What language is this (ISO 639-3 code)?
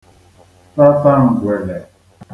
ibo